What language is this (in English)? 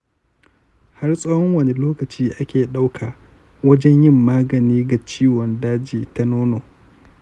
Hausa